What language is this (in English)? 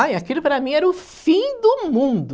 Portuguese